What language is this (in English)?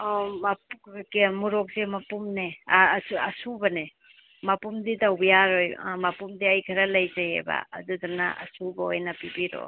Manipuri